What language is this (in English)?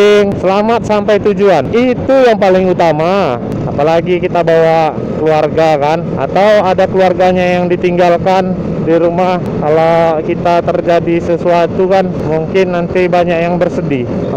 Indonesian